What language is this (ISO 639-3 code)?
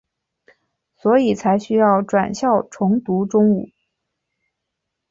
zho